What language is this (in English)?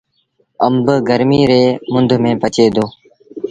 Sindhi Bhil